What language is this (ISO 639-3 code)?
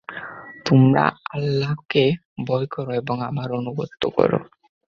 ben